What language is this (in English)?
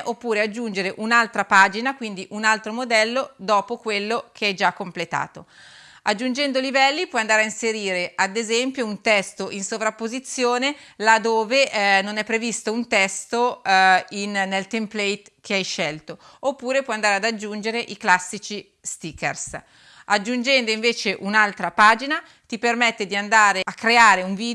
Italian